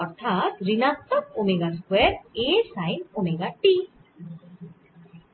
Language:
Bangla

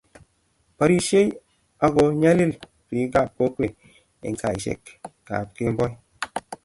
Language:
Kalenjin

